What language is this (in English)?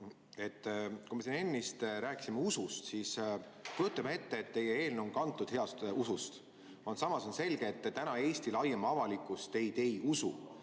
Estonian